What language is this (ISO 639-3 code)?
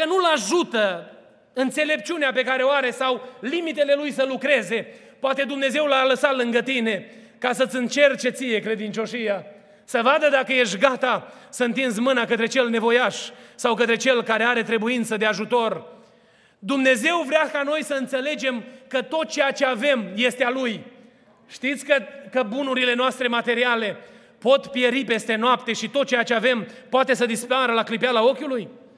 ron